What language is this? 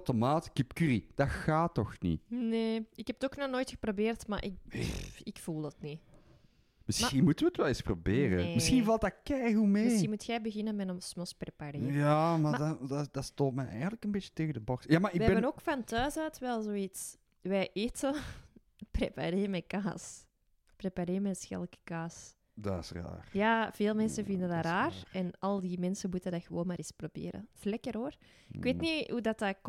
Dutch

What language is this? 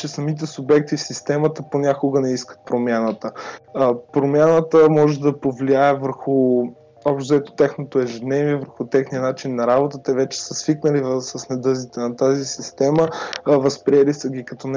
Bulgarian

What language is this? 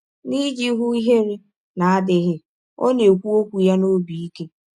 Igbo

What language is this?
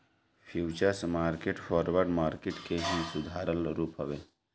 Bhojpuri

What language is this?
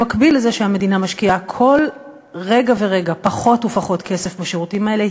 Hebrew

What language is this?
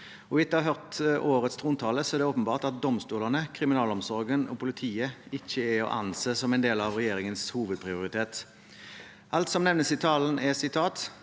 Norwegian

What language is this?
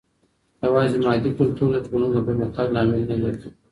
Pashto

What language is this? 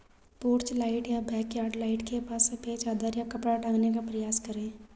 Hindi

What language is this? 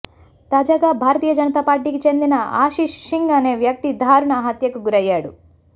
Telugu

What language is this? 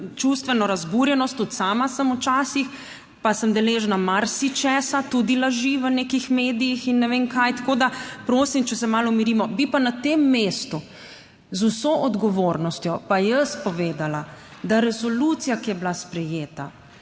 Slovenian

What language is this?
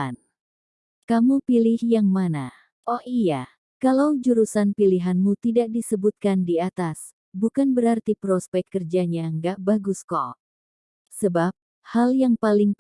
Indonesian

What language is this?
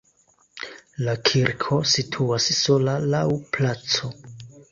Esperanto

